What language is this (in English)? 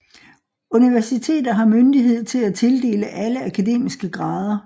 Danish